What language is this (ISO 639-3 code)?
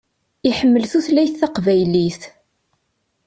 kab